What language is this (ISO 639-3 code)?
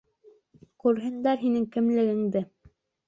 bak